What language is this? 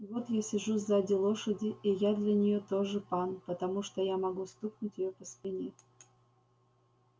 Russian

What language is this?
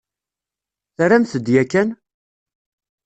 Kabyle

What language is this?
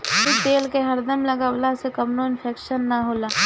Bhojpuri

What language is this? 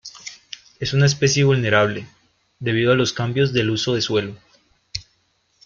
Spanish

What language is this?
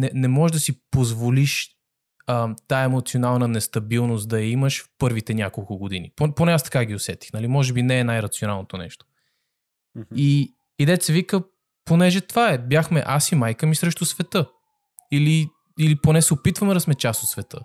Bulgarian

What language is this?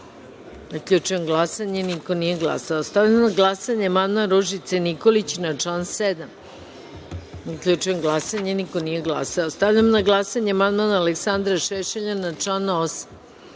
Serbian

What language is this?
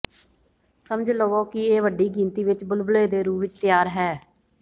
Punjabi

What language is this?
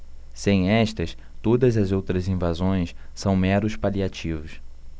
Portuguese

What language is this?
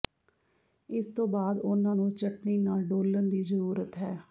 Punjabi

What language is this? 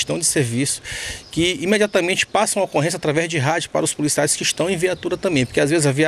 Portuguese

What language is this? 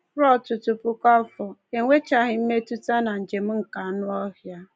Igbo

